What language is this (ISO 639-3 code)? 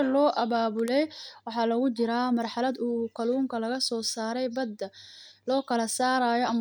som